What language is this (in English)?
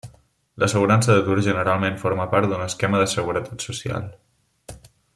Catalan